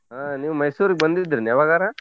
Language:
Kannada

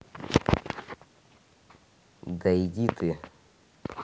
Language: Russian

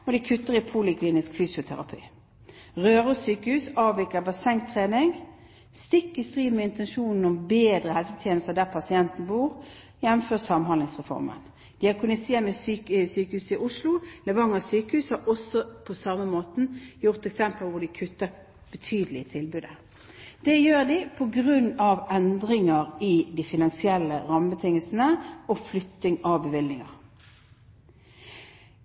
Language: Norwegian Bokmål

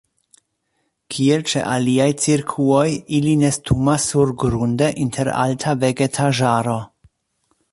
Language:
Esperanto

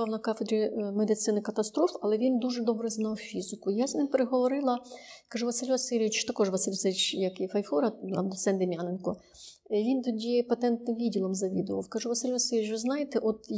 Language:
Ukrainian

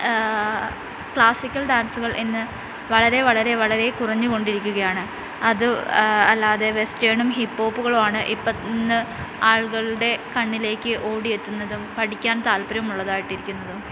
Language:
Malayalam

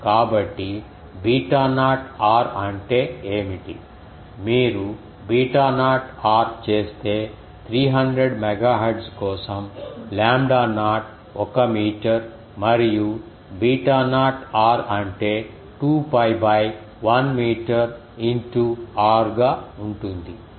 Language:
Telugu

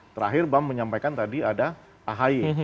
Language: Indonesian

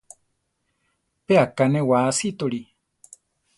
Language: Central Tarahumara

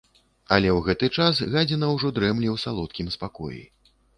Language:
Belarusian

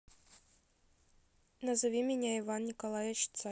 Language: Russian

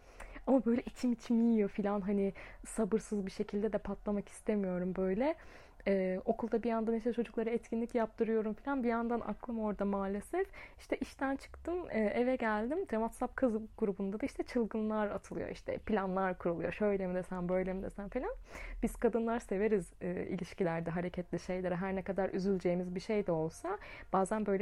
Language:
Turkish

